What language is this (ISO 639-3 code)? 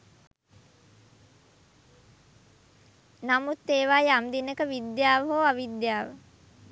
sin